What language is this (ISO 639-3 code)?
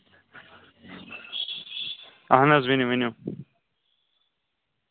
kas